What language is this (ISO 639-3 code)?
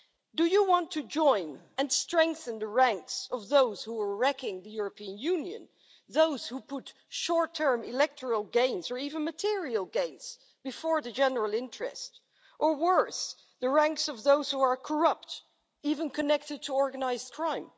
eng